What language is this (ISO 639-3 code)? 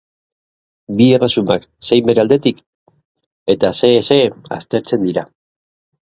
eus